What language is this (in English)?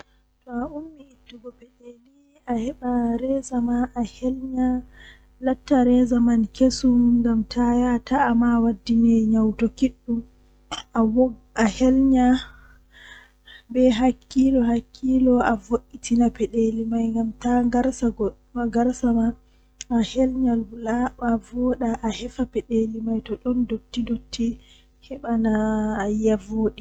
Western Niger Fulfulde